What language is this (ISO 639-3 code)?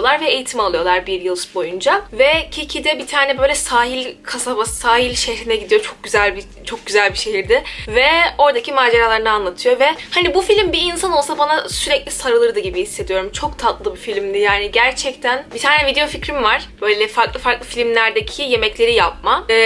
tur